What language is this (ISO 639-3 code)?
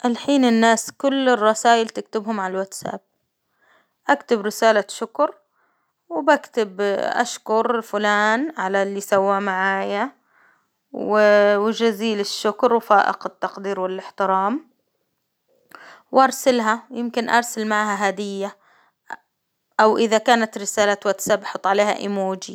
acw